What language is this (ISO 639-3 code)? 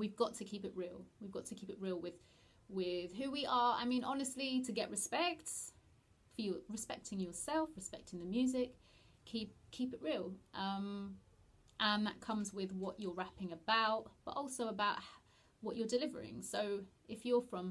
eng